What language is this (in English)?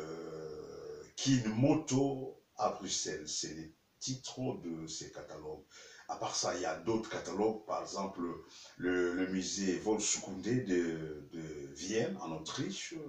French